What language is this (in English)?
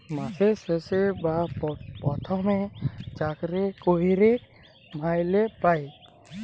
Bangla